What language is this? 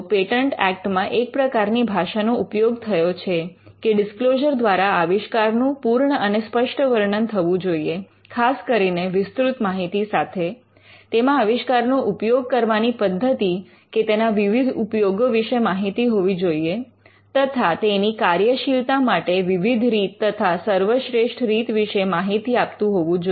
Gujarati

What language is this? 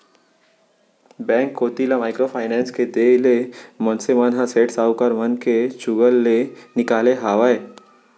Chhattisgarhi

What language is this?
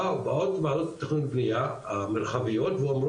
Hebrew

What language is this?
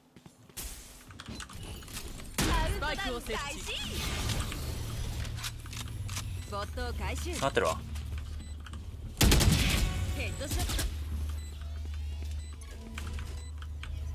Japanese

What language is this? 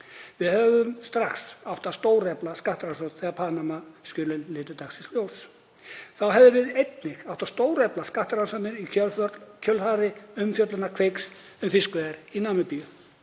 Icelandic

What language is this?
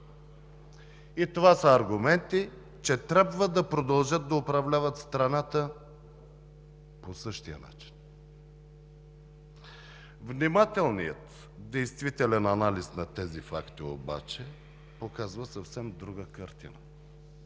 Bulgarian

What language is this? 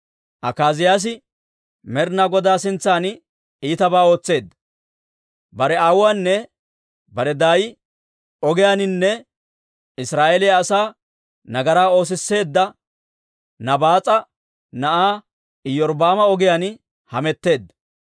Dawro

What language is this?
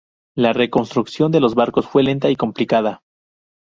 Spanish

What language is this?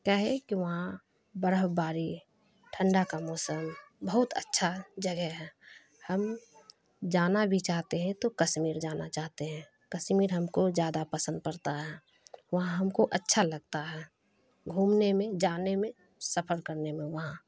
Urdu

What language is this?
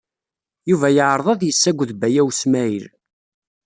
Kabyle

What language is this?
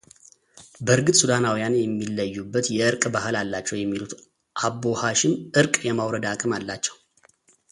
Amharic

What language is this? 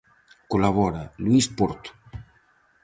Galician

